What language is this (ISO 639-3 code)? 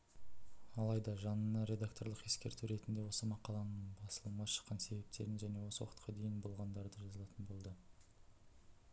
kaz